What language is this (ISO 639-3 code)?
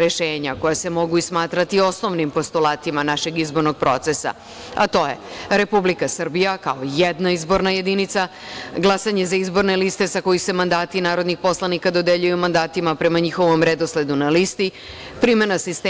srp